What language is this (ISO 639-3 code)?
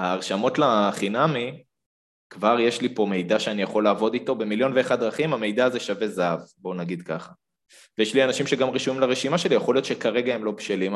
heb